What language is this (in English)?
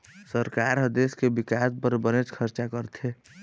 Chhattisgarhi